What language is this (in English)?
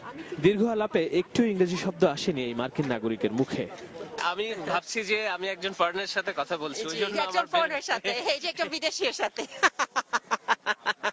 Bangla